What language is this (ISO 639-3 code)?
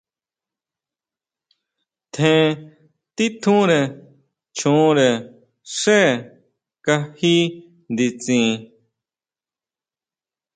mau